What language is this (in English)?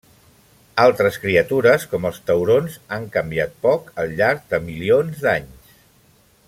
Catalan